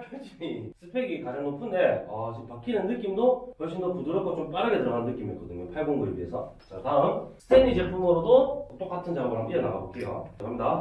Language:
Korean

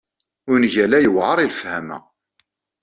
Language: Kabyle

